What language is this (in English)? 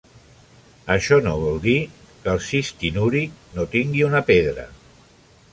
Catalan